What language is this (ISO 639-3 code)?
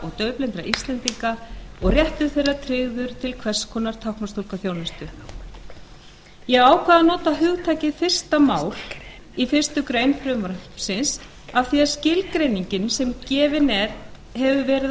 isl